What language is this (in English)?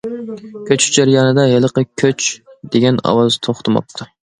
Uyghur